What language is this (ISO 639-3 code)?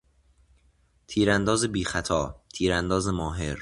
fas